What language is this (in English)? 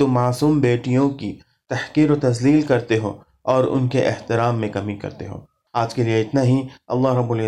Urdu